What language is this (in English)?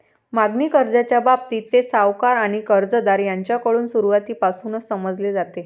Marathi